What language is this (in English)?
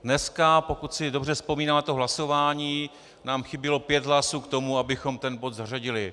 Czech